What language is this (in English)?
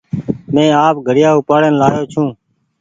Goaria